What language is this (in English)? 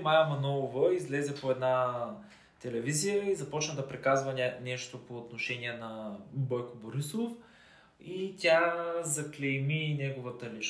Bulgarian